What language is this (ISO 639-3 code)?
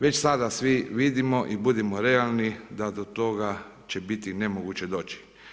hrv